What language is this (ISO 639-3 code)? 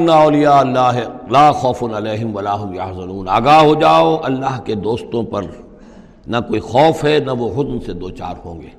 urd